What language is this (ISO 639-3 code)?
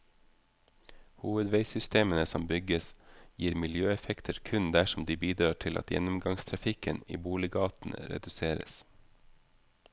nor